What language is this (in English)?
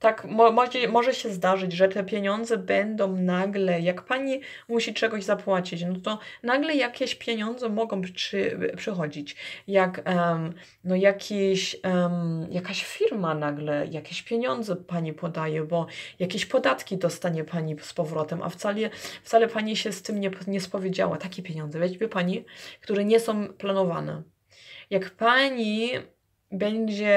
Polish